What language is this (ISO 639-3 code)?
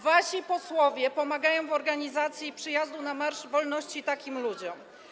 pol